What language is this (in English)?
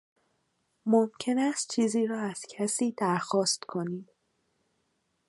Persian